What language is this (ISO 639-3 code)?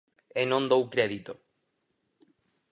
glg